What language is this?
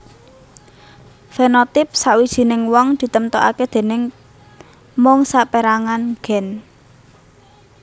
Javanese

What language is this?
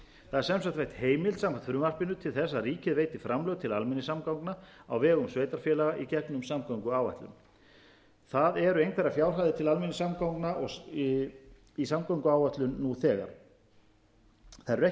Icelandic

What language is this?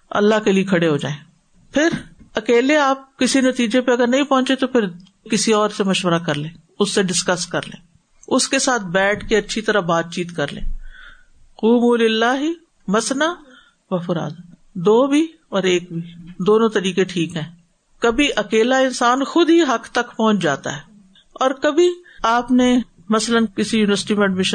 Urdu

